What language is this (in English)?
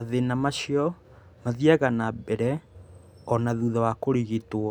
Kikuyu